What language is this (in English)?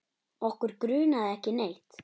Icelandic